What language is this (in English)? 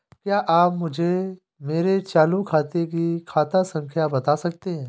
Hindi